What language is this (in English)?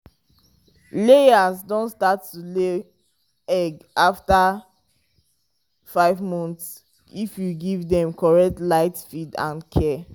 Nigerian Pidgin